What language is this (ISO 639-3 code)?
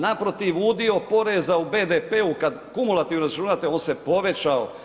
hrv